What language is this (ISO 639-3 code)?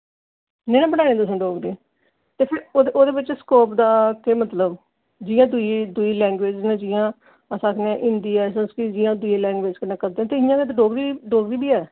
doi